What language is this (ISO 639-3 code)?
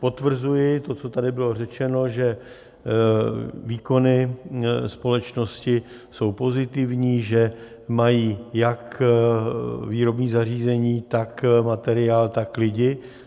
ces